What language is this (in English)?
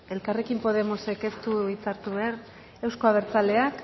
Basque